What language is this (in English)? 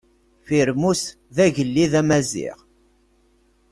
Kabyle